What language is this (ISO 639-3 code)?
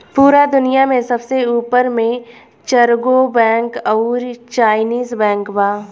bho